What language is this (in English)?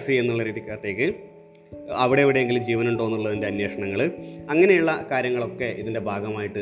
Malayalam